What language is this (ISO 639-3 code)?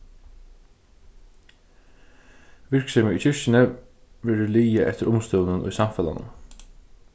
fao